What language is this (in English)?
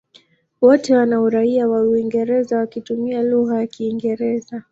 Swahili